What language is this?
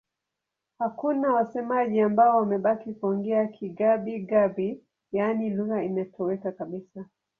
Swahili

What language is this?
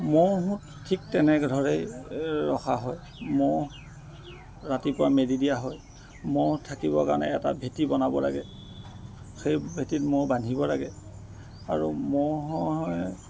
Assamese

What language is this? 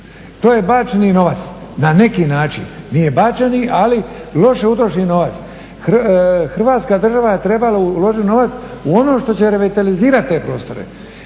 Croatian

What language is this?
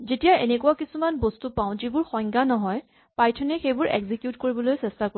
Assamese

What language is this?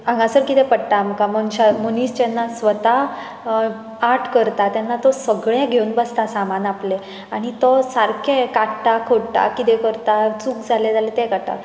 Konkani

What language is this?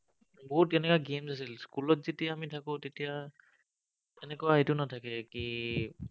Assamese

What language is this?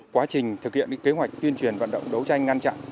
Vietnamese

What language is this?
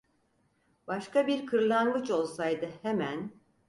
Turkish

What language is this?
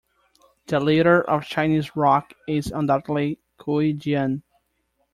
English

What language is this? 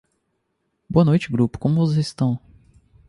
Portuguese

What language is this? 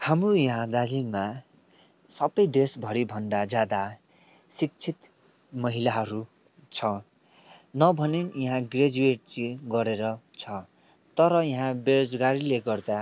Nepali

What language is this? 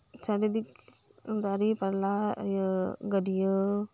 Santali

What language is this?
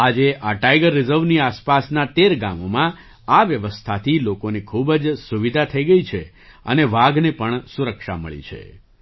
Gujarati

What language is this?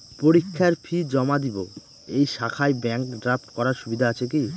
Bangla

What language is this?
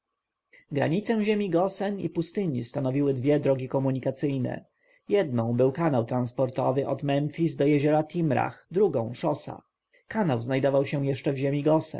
Polish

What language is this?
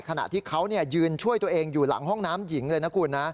Thai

